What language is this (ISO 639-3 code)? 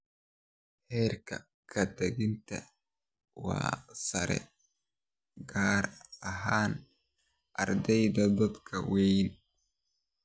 som